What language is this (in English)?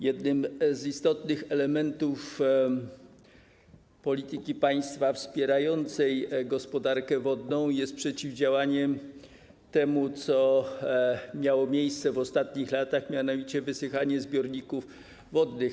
Polish